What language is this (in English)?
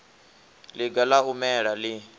Venda